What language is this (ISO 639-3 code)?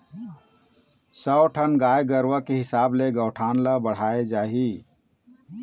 hne